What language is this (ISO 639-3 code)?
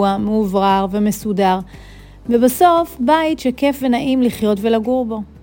heb